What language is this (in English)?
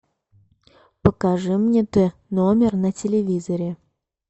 Russian